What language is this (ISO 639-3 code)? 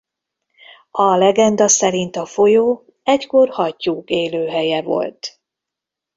hun